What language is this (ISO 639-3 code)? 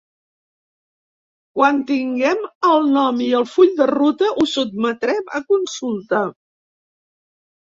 cat